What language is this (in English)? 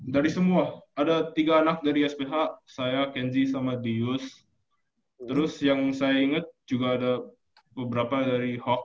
Indonesian